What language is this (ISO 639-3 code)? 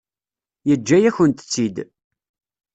kab